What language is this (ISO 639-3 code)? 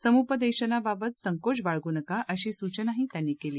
mar